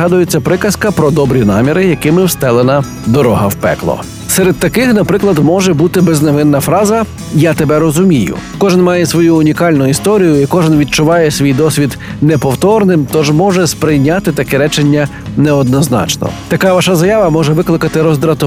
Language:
Ukrainian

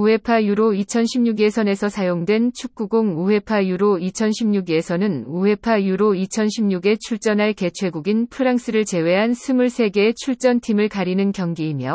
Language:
Korean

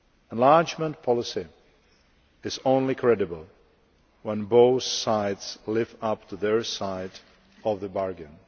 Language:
English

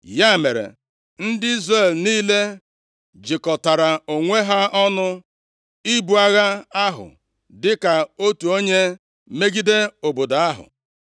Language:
Igbo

